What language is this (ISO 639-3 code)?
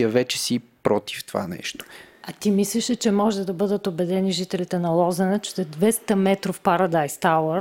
bul